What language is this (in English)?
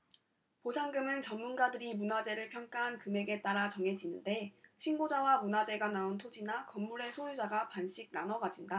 Korean